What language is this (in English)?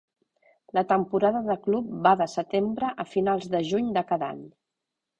Catalan